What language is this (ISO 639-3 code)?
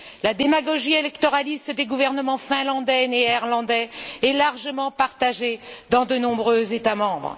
fra